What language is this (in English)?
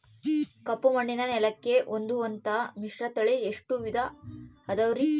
Kannada